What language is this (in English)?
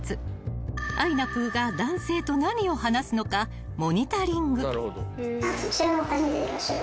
Japanese